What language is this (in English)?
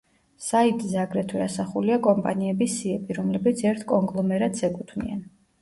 Georgian